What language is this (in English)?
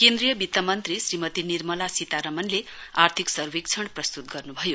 Nepali